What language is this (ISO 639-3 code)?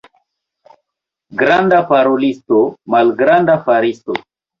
epo